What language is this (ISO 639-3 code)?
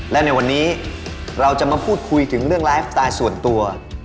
tha